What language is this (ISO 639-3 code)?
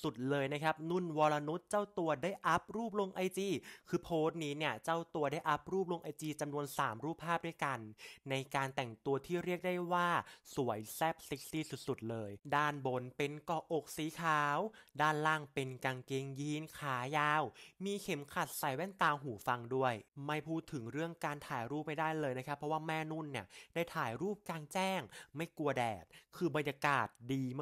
tha